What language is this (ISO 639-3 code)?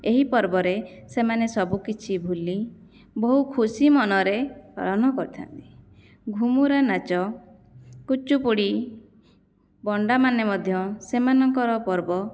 ori